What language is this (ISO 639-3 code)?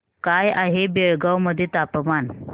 mar